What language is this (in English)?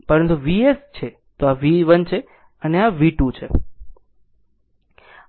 Gujarati